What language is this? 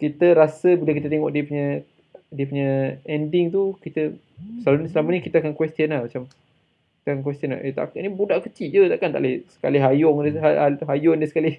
Malay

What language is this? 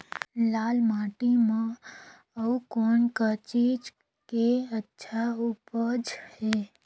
Chhattisgarhi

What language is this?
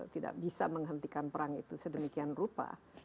Indonesian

